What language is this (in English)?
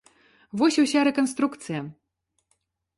Belarusian